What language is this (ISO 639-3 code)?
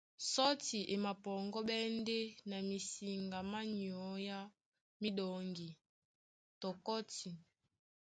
dua